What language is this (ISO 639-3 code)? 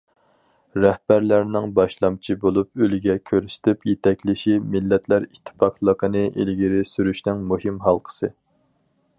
uig